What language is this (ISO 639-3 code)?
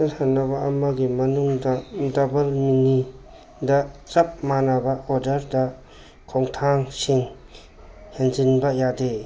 mni